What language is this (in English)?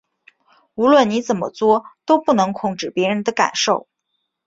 Chinese